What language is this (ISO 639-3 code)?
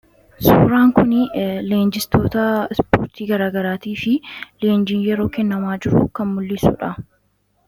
orm